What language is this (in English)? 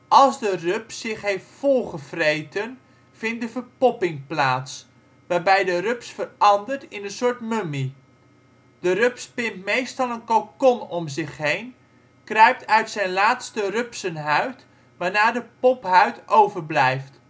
Dutch